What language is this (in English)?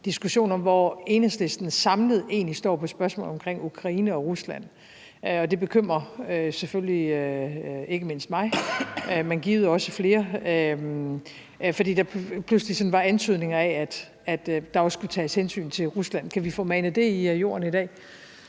Danish